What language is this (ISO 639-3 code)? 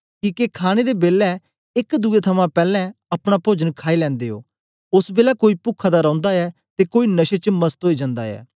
doi